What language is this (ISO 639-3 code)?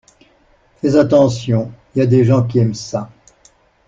fra